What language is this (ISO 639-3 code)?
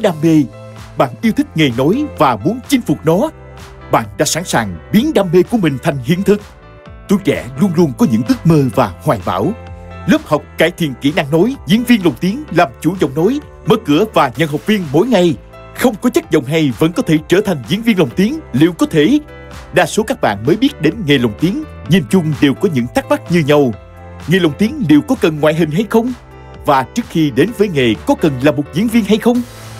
vie